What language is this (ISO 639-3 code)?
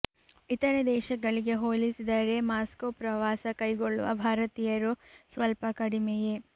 kan